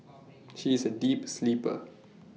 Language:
English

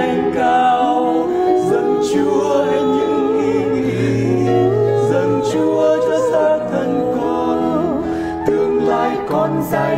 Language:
Vietnamese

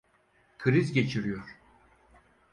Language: Turkish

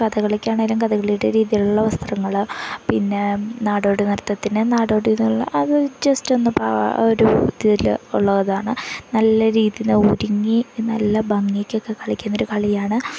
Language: Malayalam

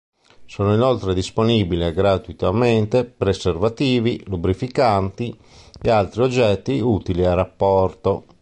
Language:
Italian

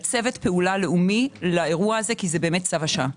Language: Hebrew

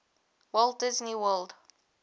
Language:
English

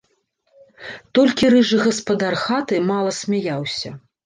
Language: Belarusian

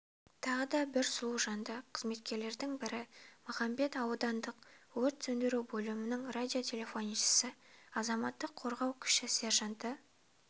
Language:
Kazakh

